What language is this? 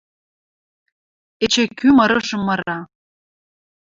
Western Mari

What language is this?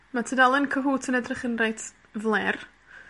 Welsh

